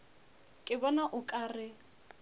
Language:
Northern Sotho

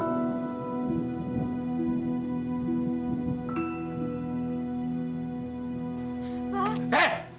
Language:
Indonesian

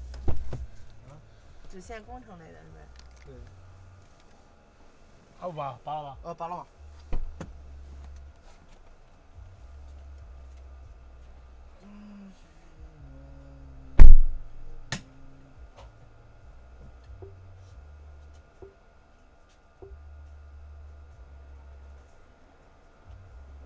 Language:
Chinese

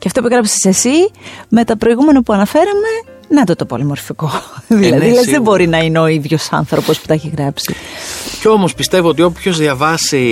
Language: Greek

